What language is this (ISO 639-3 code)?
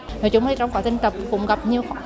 vie